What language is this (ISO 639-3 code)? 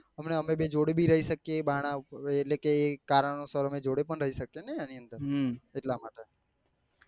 guj